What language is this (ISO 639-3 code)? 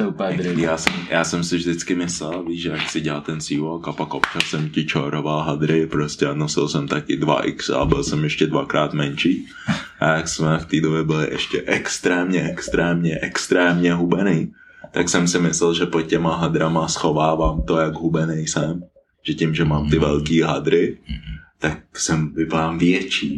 ces